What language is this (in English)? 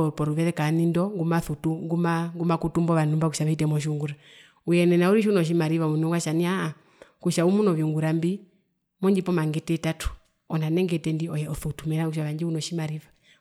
Herero